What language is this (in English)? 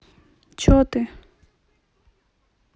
Russian